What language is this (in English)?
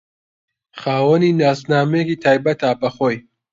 Central Kurdish